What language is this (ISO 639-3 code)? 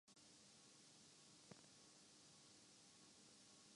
urd